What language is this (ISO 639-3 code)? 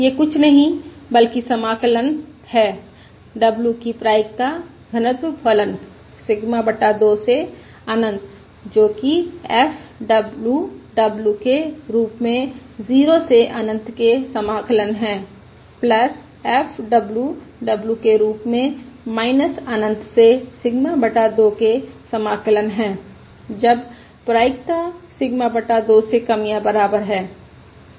hin